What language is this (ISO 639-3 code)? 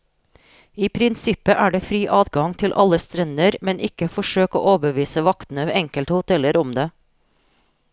nor